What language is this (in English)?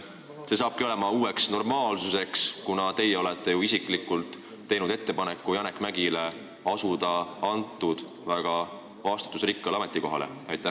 Estonian